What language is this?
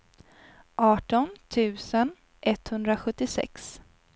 Swedish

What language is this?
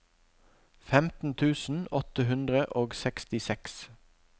Norwegian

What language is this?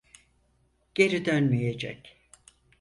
Turkish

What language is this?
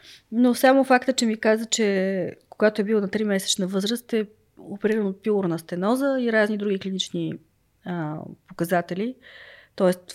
Bulgarian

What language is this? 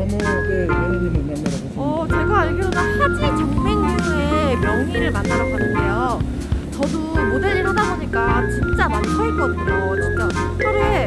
Korean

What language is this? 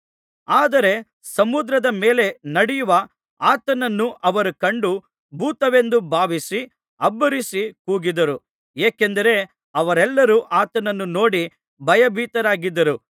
Kannada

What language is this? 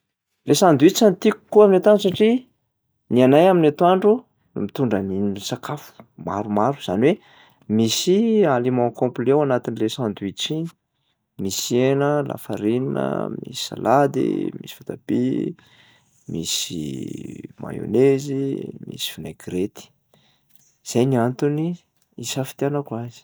Malagasy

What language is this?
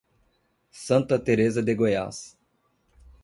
Portuguese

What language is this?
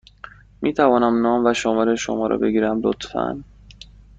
Persian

